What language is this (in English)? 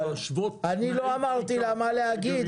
Hebrew